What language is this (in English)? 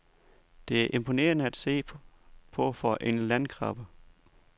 Danish